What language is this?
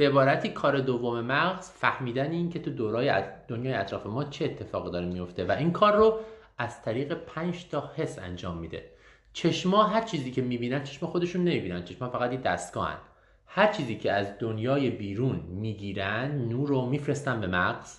Persian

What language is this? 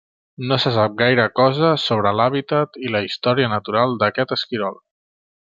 Catalan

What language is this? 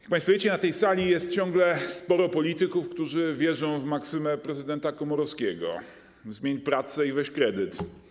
Polish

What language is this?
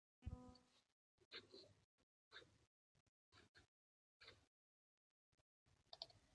Basque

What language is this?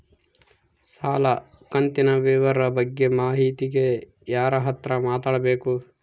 Kannada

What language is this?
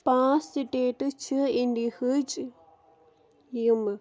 Kashmiri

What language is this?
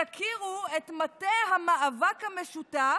Hebrew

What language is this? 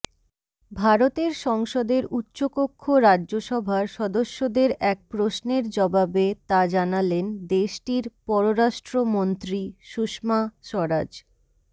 Bangla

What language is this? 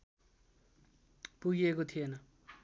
Nepali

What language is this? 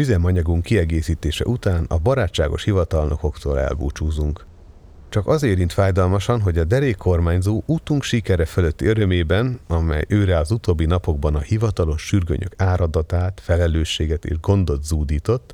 Hungarian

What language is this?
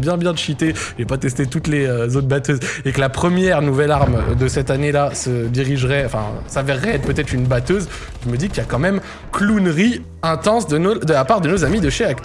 French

